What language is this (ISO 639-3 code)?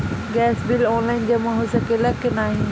bho